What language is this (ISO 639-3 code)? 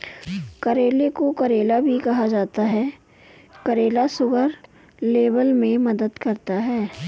hin